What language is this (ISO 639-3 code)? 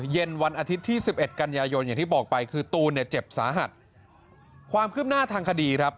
tha